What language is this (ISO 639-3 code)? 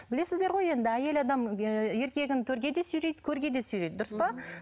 kaz